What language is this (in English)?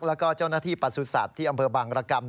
Thai